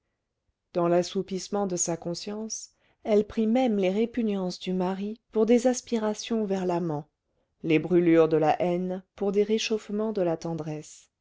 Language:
French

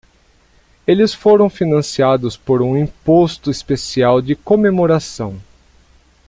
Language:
Portuguese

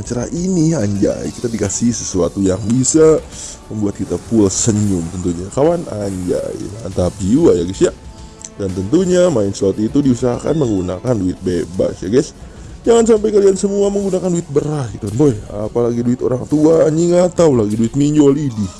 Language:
Indonesian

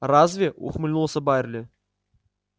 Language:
Russian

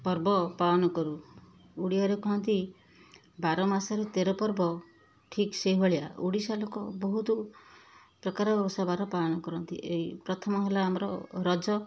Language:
Odia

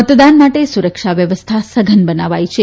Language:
Gujarati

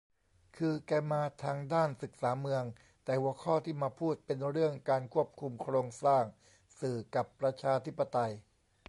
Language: Thai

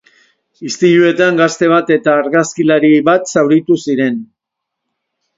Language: Basque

